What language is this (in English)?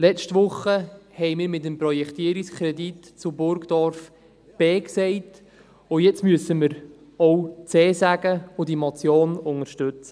Swiss German